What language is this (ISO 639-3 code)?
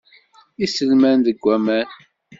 kab